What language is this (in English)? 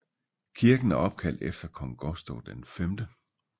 Danish